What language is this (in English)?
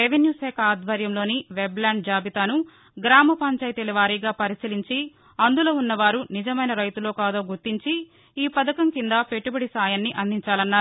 Telugu